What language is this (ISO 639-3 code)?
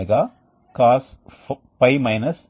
tel